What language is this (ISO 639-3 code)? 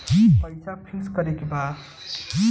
bho